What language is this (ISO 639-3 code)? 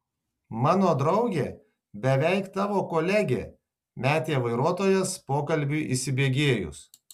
lit